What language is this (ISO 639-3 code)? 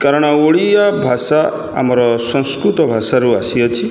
ori